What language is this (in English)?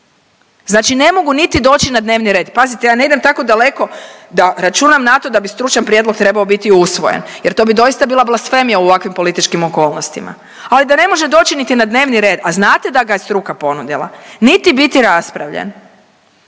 Croatian